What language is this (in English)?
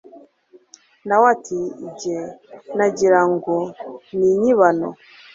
Kinyarwanda